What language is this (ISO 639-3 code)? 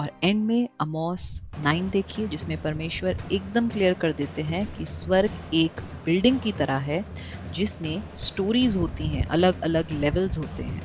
hin